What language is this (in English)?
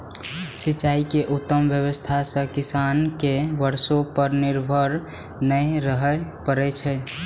Maithili